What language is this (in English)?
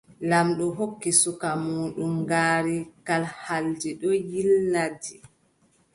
Adamawa Fulfulde